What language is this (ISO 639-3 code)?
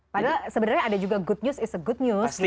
ind